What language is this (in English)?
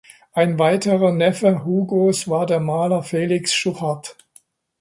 German